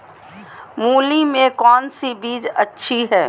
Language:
Magahi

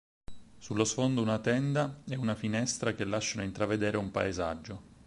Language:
Italian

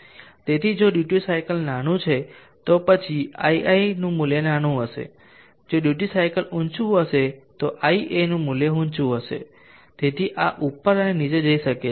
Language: Gujarati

